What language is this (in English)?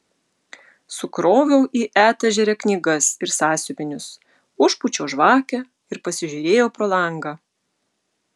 Lithuanian